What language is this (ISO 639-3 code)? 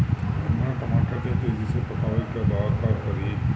bho